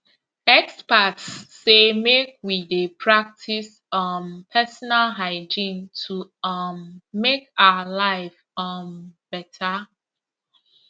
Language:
Nigerian Pidgin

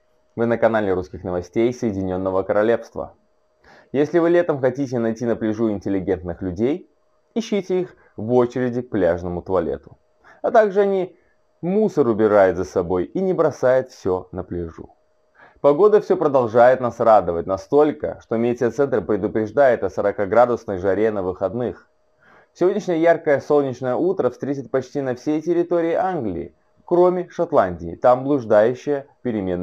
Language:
Russian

